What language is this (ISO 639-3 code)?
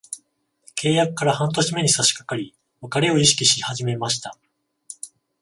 jpn